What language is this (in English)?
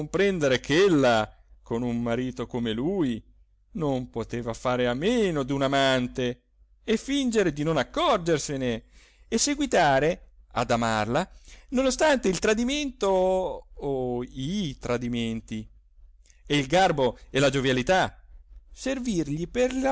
Italian